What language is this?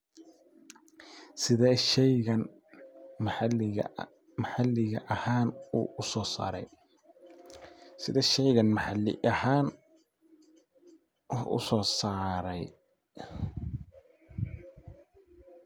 Somali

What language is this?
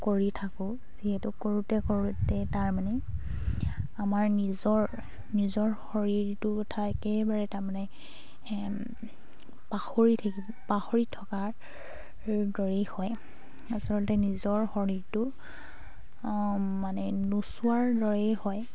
Assamese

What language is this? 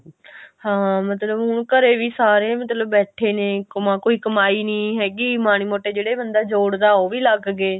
Punjabi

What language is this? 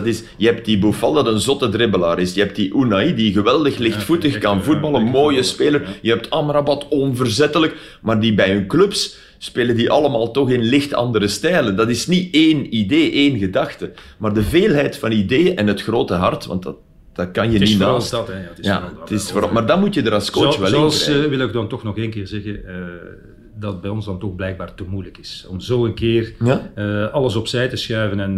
Dutch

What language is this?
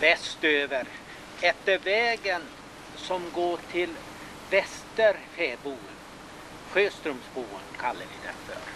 Swedish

